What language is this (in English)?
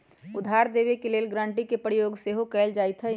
Magahi